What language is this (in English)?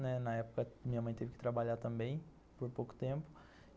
Portuguese